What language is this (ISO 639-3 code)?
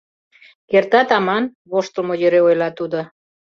chm